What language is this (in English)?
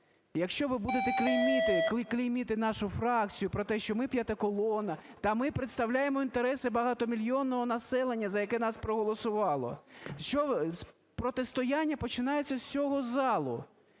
Ukrainian